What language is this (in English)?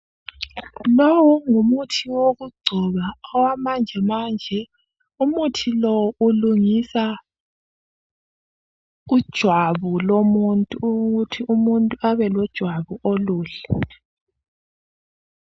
North Ndebele